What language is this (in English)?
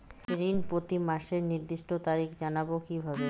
Bangla